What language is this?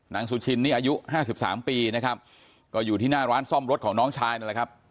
Thai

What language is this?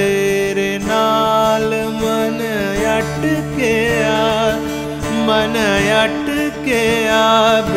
Punjabi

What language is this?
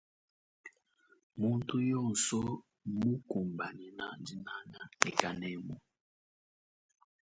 Luba-Lulua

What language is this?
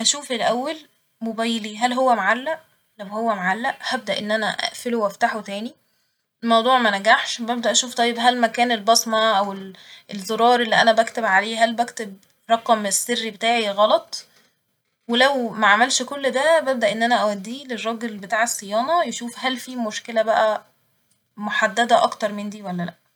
Egyptian Arabic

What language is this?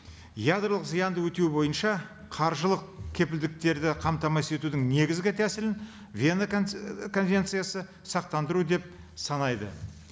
Kazakh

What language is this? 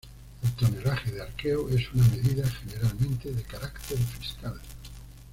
Spanish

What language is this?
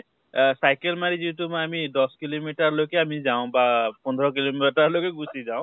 Assamese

